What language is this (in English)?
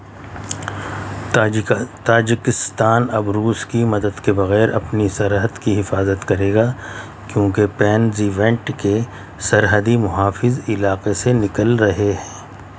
Urdu